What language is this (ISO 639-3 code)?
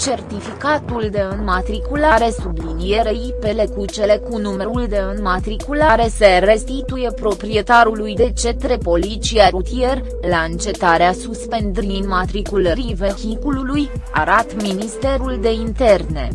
ron